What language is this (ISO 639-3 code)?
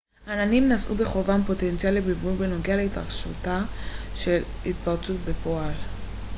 heb